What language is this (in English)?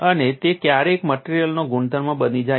Gujarati